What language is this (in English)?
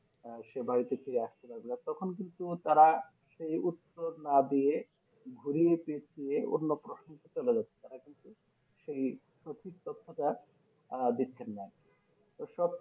Bangla